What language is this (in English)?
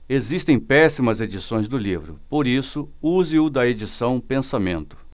Portuguese